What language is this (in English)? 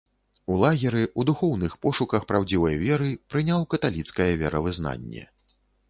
Belarusian